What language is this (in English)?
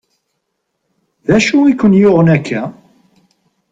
Kabyle